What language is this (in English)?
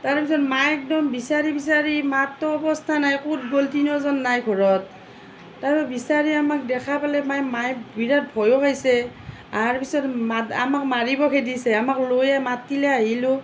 Assamese